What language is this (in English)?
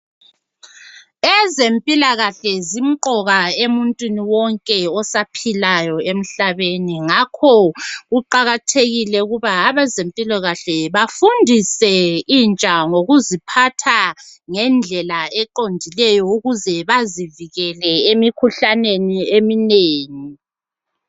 North Ndebele